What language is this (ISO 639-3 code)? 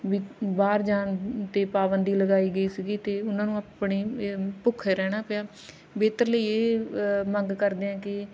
pan